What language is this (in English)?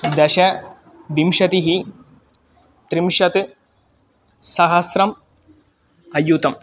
Sanskrit